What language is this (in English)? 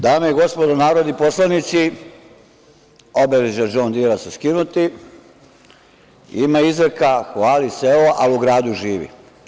Serbian